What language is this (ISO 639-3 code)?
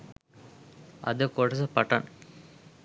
sin